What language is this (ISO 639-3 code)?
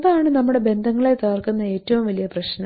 mal